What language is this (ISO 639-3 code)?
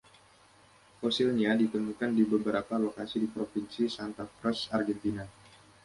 ind